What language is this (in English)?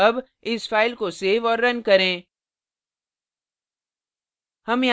Hindi